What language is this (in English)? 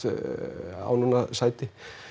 Icelandic